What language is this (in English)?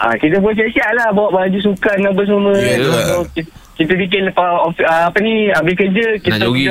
Malay